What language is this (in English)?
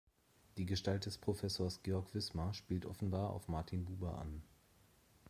German